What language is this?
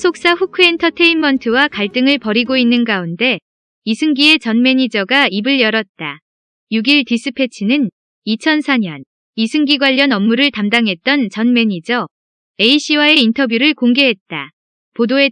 Korean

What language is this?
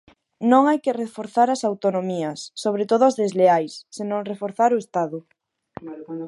Galician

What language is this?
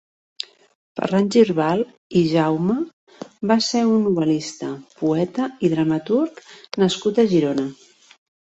Catalan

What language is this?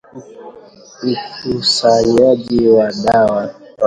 Swahili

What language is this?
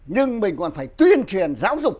Vietnamese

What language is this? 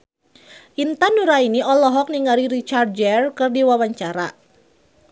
Sundanese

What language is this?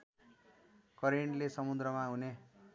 Nepali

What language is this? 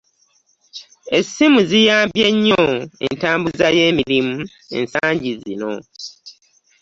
Ganda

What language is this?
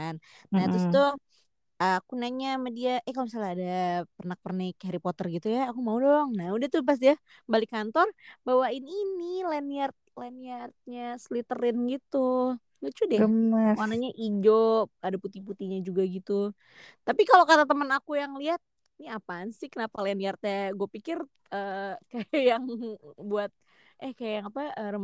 Indonesian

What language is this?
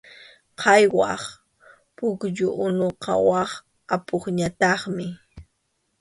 Arequipa-La Unión Quechua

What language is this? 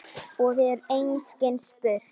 Icelandic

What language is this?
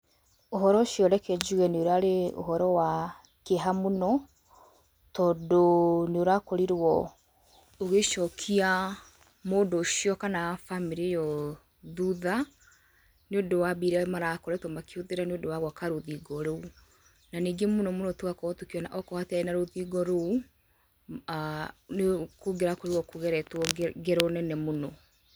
Kikuyu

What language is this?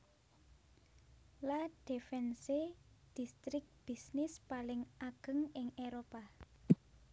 Javanese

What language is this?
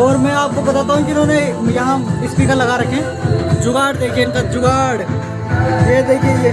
Hindi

